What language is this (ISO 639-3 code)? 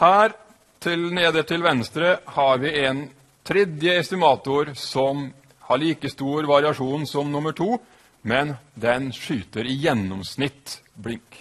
nor